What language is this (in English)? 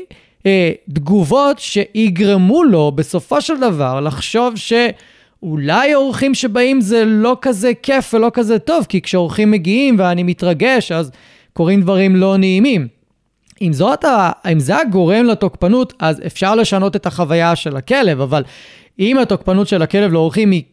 Hebrew